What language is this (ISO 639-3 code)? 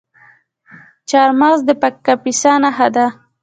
pus